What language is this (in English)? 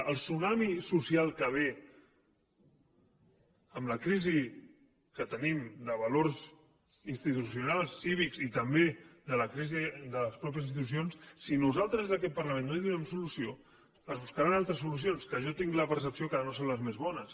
Catalan